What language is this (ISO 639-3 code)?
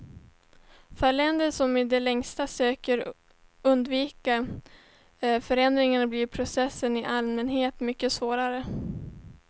swe